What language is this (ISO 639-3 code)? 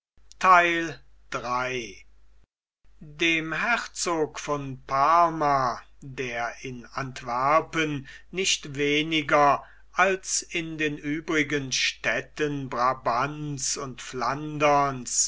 deu